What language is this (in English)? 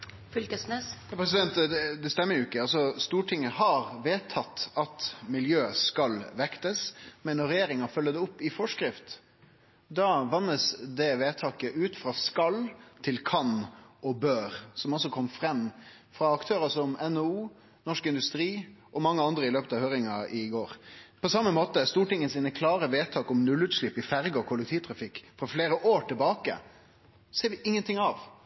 Norwegian Nynorsk